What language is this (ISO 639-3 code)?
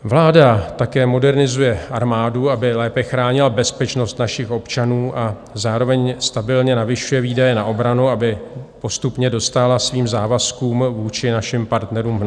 ces